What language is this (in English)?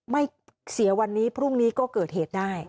Thai